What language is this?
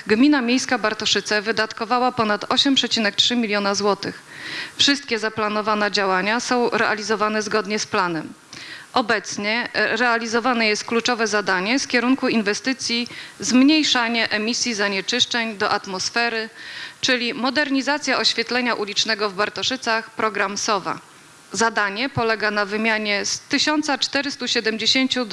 Polish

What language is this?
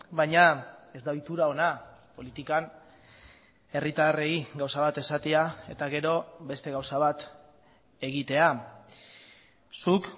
Basque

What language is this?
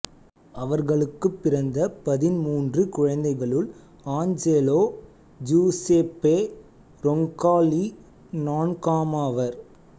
Tamil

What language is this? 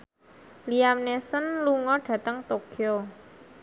Javanese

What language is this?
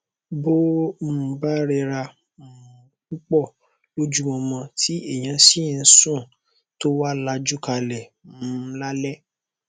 Yoruba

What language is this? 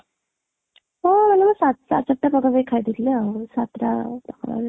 Odia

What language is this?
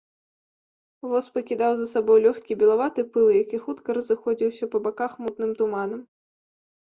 Belarusian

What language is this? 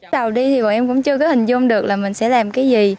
Vietnamese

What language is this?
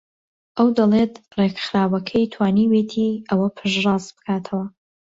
Central Kurdish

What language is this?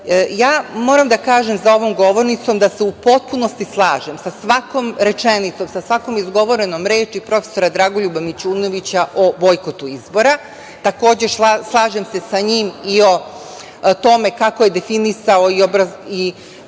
Serbian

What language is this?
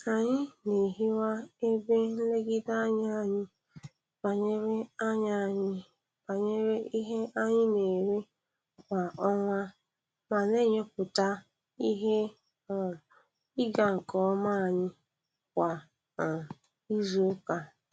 Igbo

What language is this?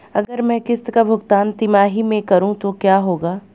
Hindi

